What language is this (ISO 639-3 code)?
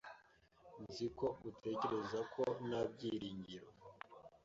kin